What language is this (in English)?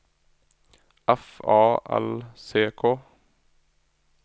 Norwegian